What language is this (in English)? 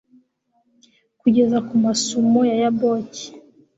Kinyarwanda